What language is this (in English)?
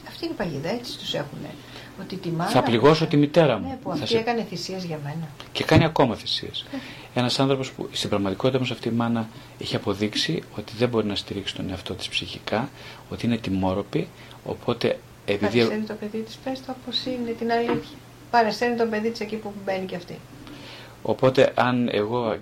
Greek